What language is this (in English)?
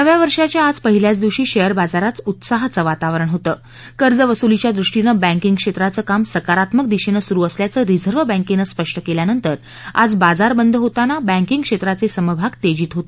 Marathi